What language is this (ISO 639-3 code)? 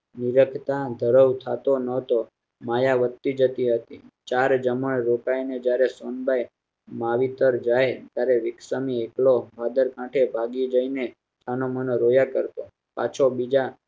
guj